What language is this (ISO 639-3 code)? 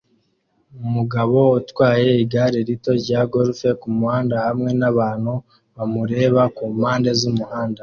kin